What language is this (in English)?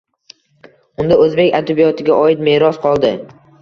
Uzbek